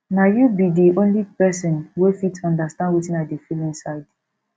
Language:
Nigerian Pidgin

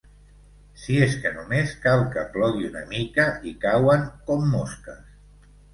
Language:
Catalan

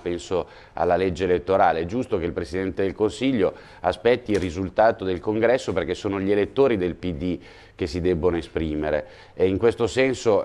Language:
Italian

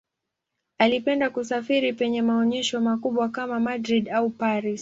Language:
Swahili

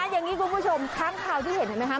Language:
Thai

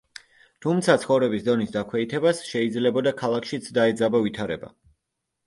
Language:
Georgian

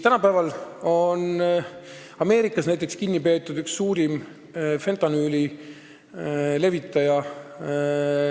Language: Estonian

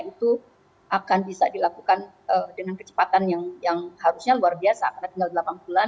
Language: Indonesian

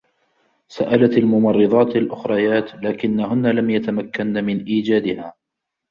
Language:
Arabic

